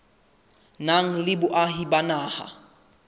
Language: Southern Sotho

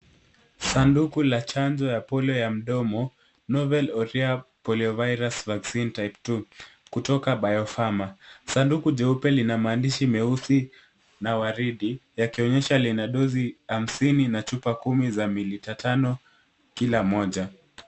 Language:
Swahili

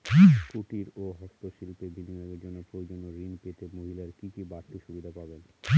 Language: Bangla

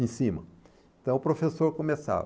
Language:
Portuguese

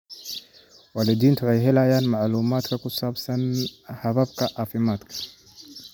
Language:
Somali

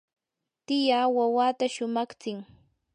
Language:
Yanahuanca Pasco Quechua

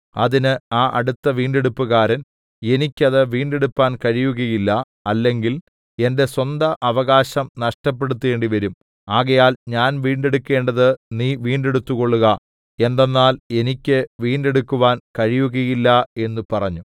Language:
Malayalam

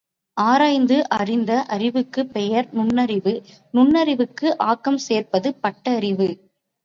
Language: Tamil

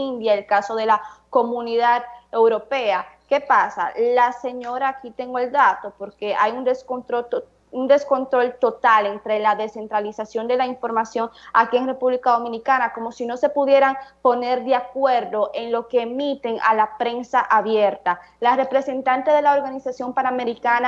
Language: Spanish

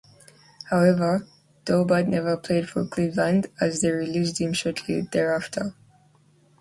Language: English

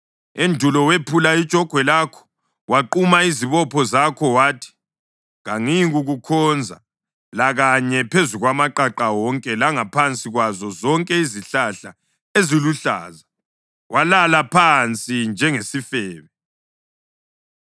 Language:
North Ndebele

